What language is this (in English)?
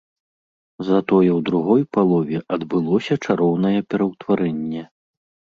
Belarusian